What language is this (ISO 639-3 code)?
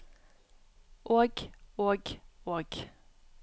nor